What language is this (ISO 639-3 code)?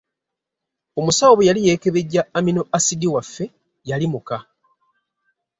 lug